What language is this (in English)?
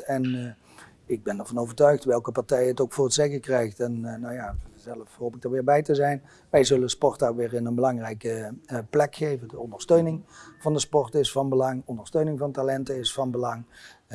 Dutch